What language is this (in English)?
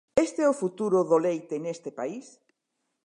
Galician